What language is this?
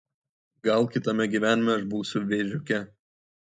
Lithuanian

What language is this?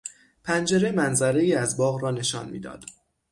Persian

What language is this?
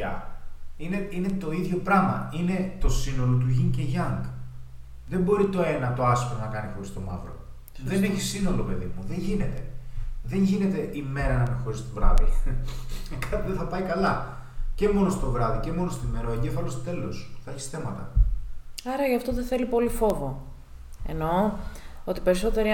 Greek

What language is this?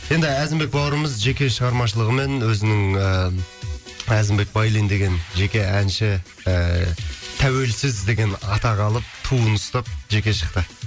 Kazakh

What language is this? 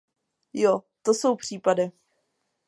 Czech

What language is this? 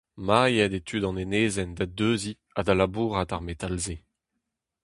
Breton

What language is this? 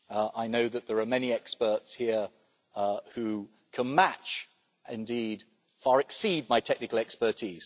English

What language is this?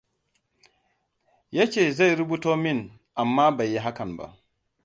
Hausa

